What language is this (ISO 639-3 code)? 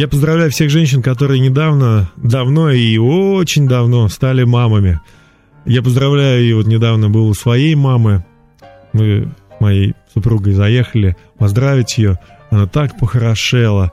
rus